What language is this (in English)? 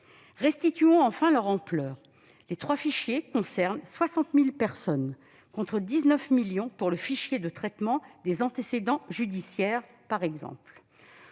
French